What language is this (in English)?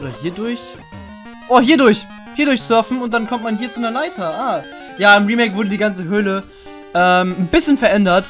German